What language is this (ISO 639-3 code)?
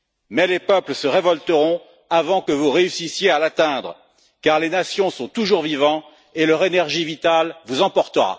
fra